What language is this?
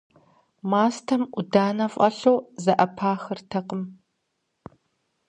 Kabardian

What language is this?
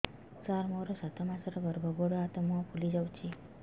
Odia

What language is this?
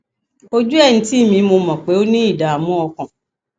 Yoruba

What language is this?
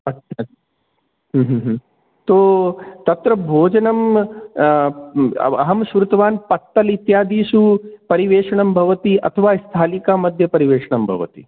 Sanskrit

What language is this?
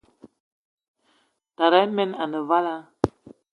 Eton (Cameroon)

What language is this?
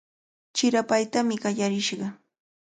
Cajatambo North Lima Quechua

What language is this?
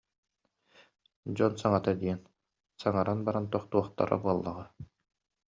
Yakut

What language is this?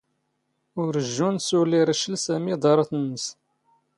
Standard Moroccan Tamazight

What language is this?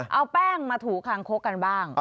Thai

